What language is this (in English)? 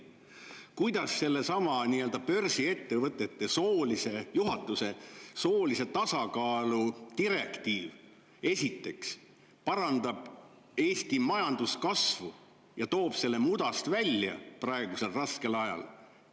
Estonian